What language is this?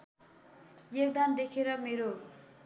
Nepali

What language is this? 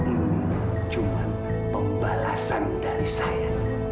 Indonesian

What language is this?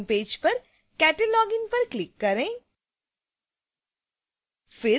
Hindi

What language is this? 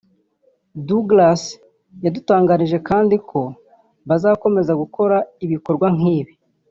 Kinyarwanda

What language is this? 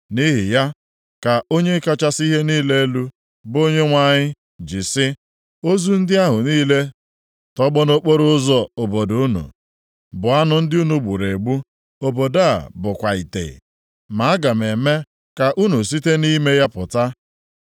Igbo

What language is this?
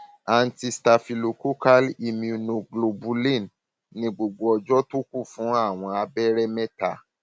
Yoruba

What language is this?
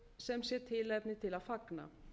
Icelandic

